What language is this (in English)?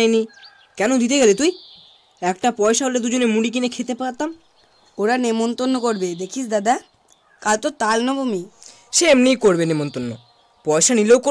Bangla